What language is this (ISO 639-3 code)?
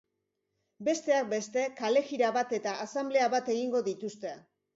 eus